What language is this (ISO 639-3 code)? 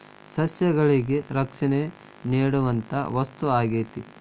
kan